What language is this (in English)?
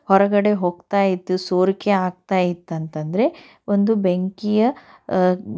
Kannada